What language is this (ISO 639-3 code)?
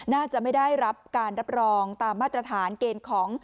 tha